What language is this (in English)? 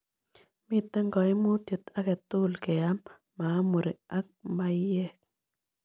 Kalenjin